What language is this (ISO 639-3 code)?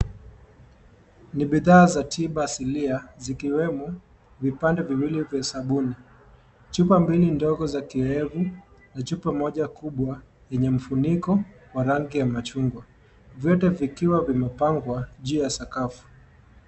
swa